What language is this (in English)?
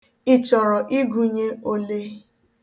Igbo